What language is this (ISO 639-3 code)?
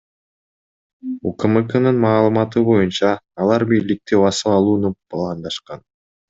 kir